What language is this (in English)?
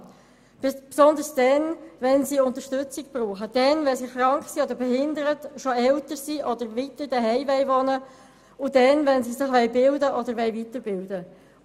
Swiss German